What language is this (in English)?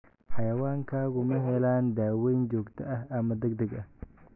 Somali